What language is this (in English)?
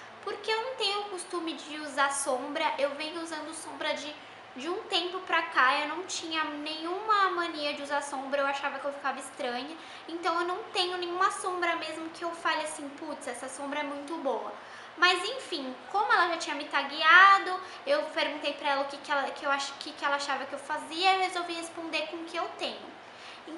Portuguese